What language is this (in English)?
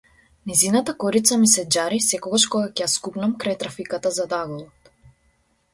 Macedonian